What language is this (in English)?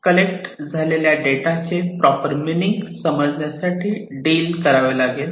Marathi